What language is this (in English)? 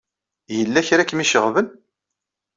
Kabyle